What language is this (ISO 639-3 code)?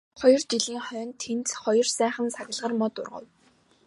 mon